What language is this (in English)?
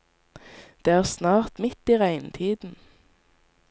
Norwegian